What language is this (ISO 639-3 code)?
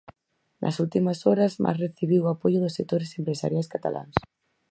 glg